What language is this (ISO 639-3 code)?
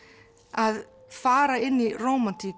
isl